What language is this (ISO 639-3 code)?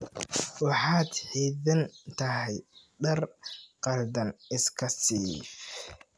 som